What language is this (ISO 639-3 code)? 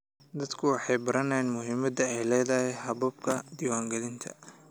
som